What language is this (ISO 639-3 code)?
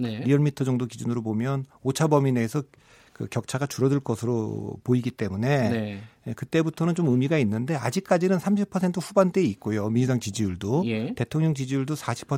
kor